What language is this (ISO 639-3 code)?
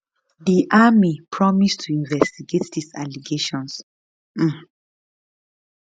pcm